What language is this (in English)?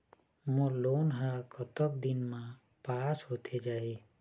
Chhattisgarhi